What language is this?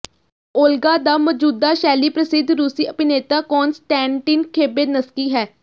Punjabi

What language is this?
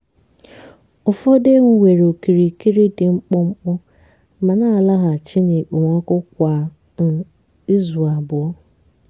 Igbo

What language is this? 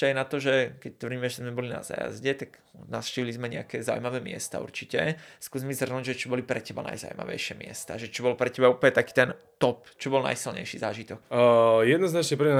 Slovak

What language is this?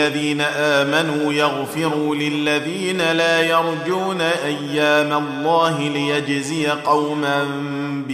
Arabic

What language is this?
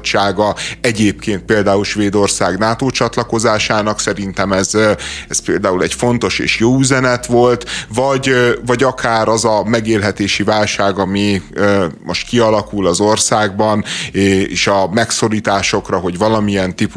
Hungarian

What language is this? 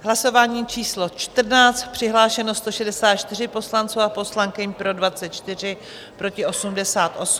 Czech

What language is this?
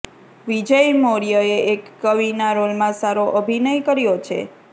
Gujarati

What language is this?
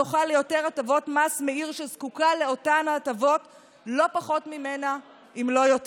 Hebrew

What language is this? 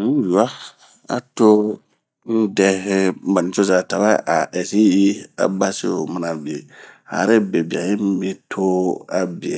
Bomu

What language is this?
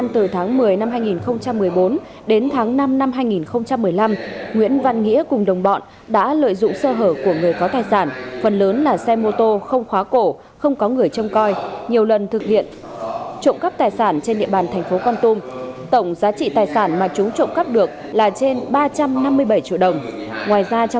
Vietnamese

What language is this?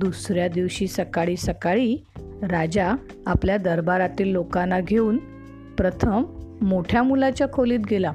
Marathi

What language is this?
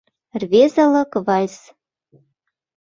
Mari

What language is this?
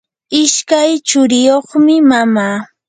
Yanahuanca Pasco Quechua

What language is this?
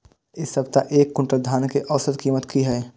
Maithili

